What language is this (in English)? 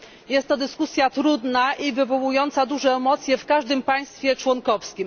Polish